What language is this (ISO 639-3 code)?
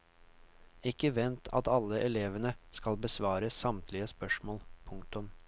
nor